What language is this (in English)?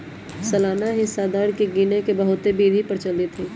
Magahi